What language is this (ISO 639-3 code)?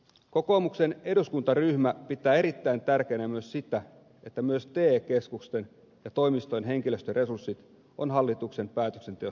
fin